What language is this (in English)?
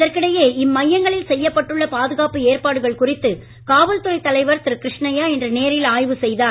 Tamil